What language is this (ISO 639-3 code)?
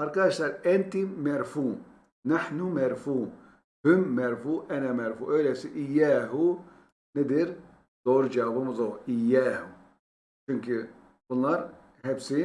tur